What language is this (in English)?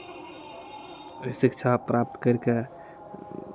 Maithili